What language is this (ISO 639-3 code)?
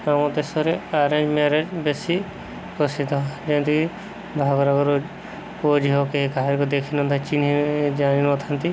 ori